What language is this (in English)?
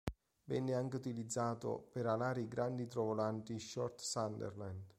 Italian